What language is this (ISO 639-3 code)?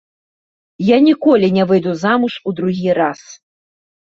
bel